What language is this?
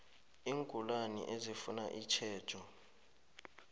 South Ndebele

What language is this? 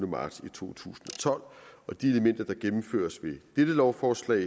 Danish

